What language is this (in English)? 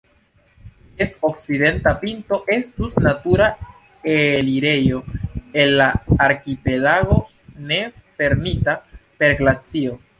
Esperanto